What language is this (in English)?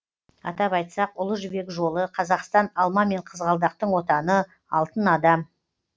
Kazakh